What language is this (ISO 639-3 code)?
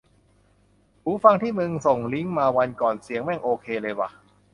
tha